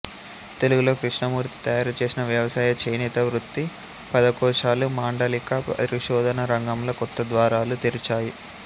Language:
Telugu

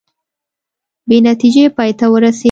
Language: Pashto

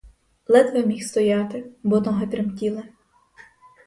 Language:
Ukrainian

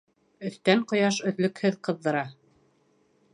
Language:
Bashkir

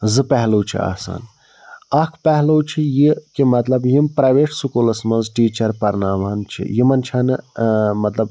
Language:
Kashmiri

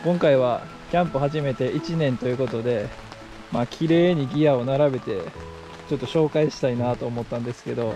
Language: Japanese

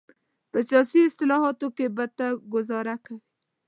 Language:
Pashto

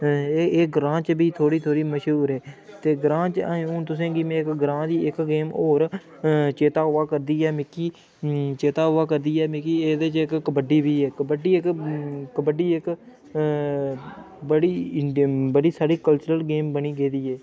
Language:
Dogri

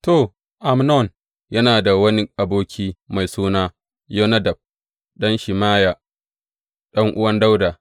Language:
Hausa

